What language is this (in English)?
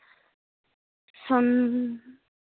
Santali